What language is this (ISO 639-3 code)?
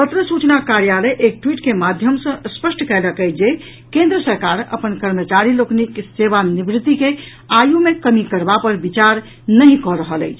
mai